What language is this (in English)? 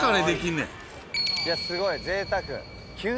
Japanese